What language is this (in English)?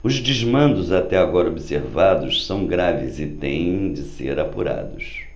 Portuguese